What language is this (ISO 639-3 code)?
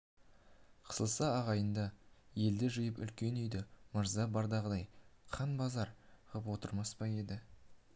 kaz